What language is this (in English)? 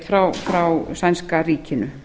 Icelandic